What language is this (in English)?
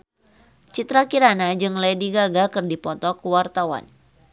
Sundanese